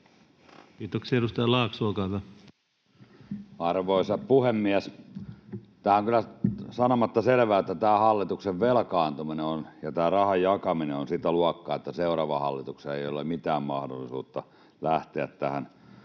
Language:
Finnish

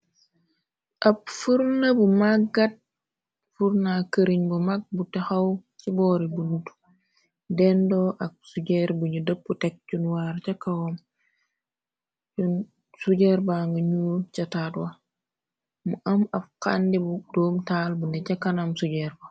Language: Wolof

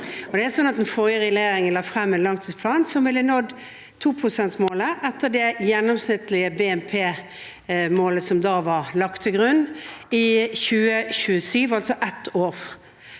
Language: Norwegian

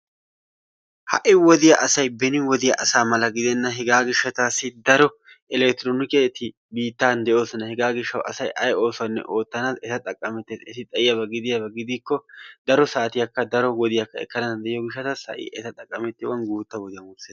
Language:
Wolaytta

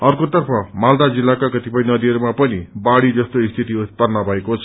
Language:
Nepali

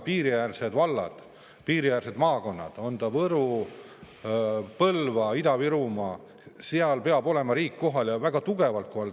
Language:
Estonian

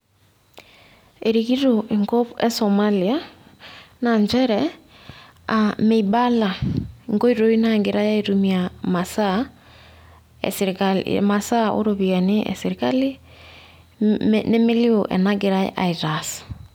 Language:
Masai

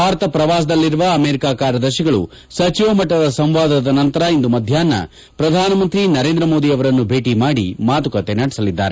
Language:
Kannada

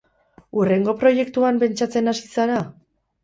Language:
Basque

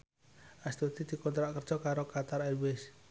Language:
Javanese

